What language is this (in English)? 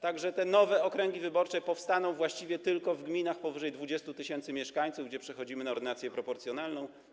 Polish